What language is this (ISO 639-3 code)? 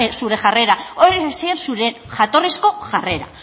eus